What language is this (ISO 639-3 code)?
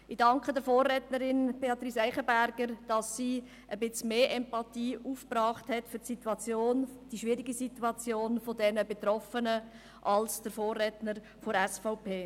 gsw